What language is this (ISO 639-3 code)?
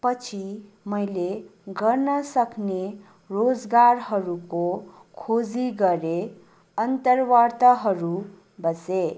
nep